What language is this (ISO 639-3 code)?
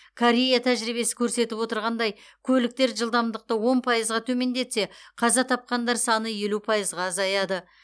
kaz